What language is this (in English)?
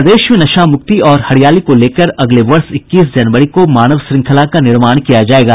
Hindi